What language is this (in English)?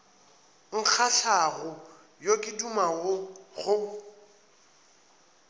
Northern Sotho